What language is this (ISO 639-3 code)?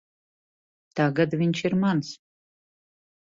lav